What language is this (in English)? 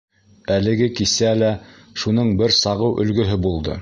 Bashkir